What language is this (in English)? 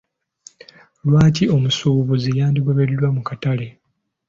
Ganda